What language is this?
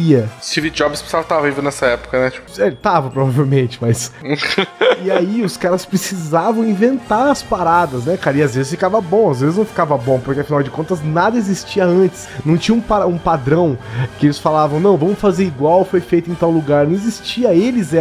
Portuguese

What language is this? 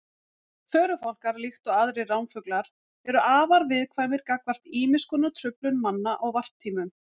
Icelandic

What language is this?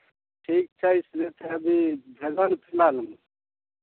Maithili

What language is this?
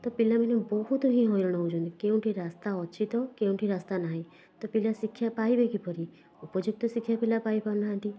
Odia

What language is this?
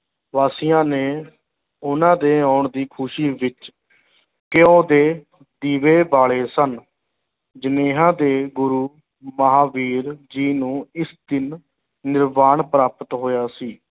Punjabi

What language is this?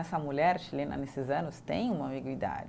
Portuguese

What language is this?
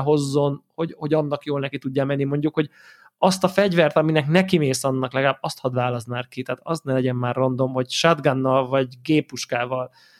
Hungarian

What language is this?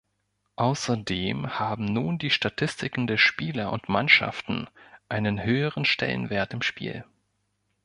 German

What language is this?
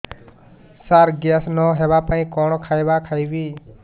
Odia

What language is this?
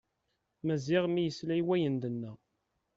Kabyle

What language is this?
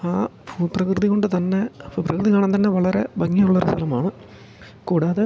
Malayalam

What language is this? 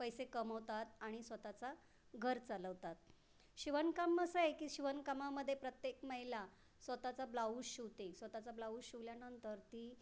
Marathi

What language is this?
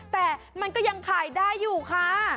Thai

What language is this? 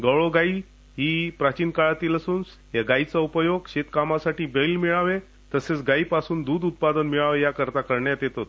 Marathi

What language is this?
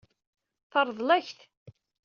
Kabyle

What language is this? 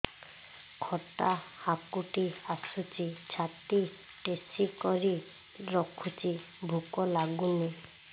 Odia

